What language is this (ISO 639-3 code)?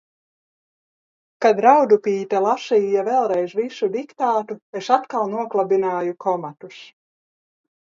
lav